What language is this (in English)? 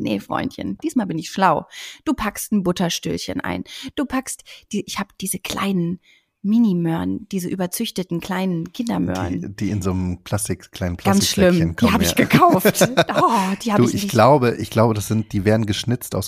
German